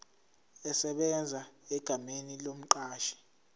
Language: Zulu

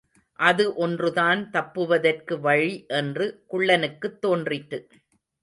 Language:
Tamil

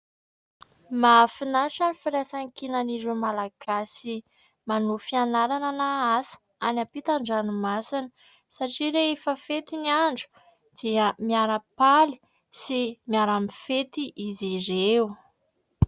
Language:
Malagasy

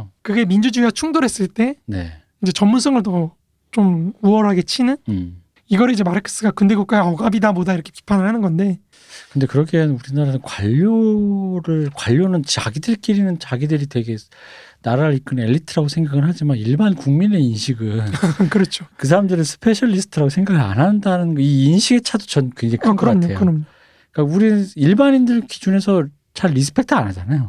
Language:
Korean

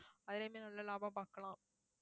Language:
Tamil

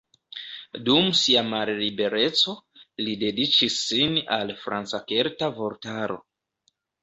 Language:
Esperanto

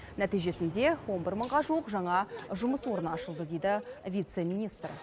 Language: Kazakh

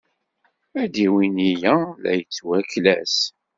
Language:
Kabyle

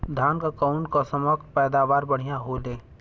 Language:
Bhojpuri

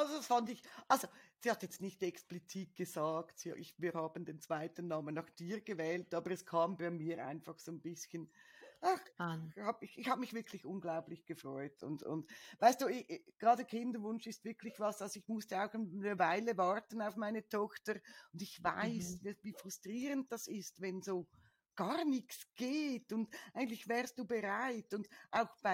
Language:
German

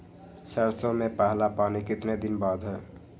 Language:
Magahi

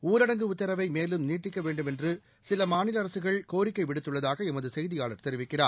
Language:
Tamil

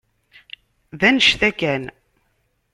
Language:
Kabyle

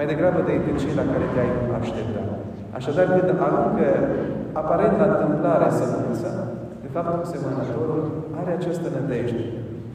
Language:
Romanian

